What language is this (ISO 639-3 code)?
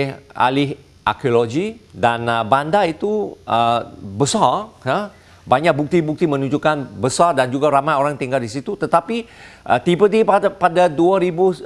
msa